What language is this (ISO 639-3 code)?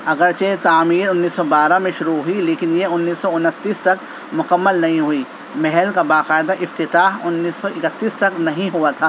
urd